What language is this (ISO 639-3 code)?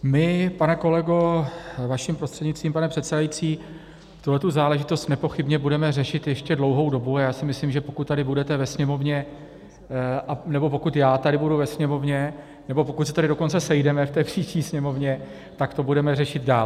ces